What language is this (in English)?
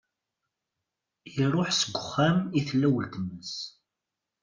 Kabyle